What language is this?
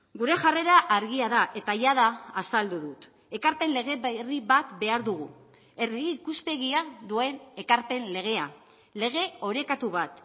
Basque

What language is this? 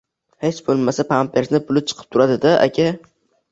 Uzbek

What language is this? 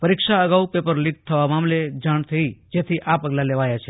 Gujarati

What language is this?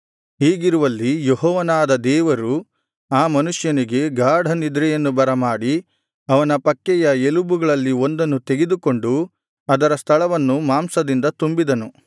Kannada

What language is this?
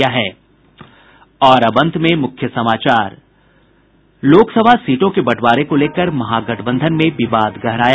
Hindi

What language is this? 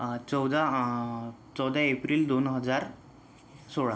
Marathi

